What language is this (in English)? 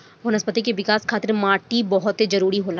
Bhojpuri